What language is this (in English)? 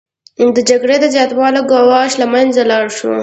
Pashto